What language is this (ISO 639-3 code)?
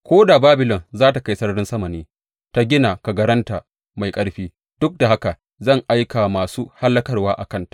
hau